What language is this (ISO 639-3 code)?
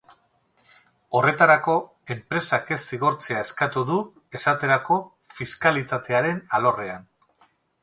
eus